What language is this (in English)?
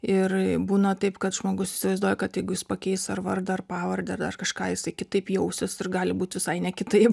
Lithuanian